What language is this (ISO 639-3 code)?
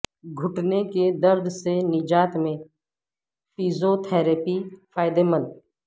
urd